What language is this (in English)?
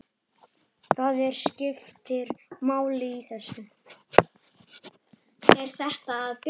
Icelandic